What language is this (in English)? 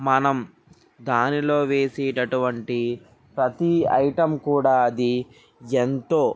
Telugu